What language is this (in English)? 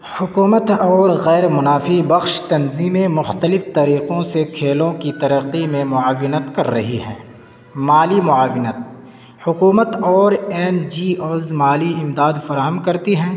Urdu